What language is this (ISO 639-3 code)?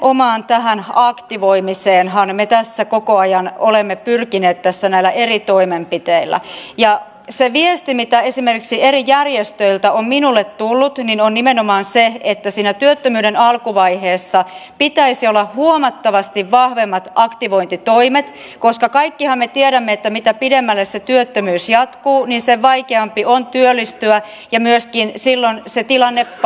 fin